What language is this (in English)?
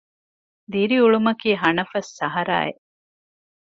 Divehi